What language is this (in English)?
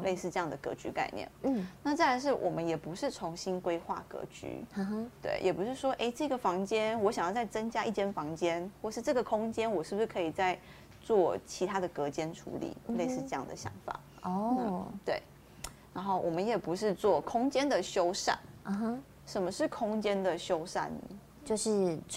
Chinese